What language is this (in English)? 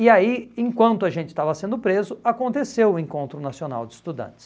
Portuguese